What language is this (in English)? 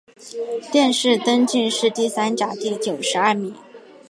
Chinese